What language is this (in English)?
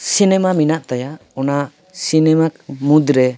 Santali